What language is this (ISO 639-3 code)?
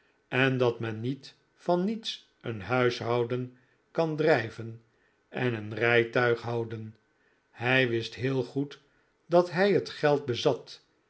nld